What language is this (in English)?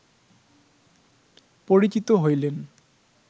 Bangla